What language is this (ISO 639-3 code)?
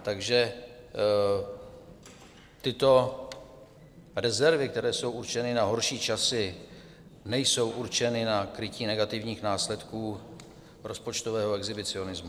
ces